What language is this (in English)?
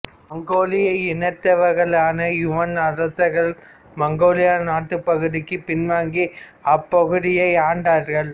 Tamil